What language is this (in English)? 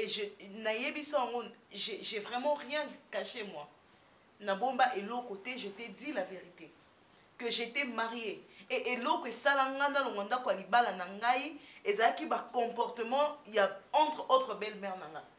French